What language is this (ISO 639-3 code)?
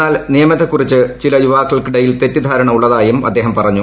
mal